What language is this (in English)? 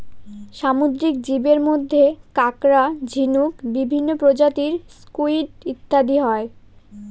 Bangla